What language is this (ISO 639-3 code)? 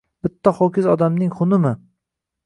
uzb